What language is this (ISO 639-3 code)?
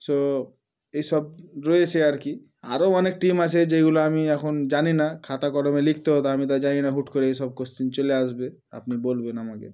ben